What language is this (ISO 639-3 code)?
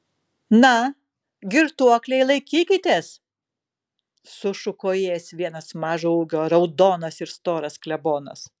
lit